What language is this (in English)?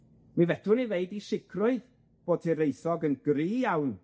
Welsh